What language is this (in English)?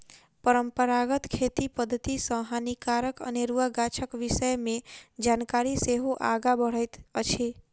Maithili